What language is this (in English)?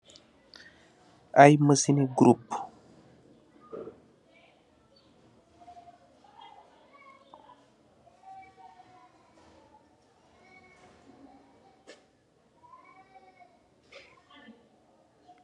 Wolof